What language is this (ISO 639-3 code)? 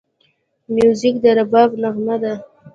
pus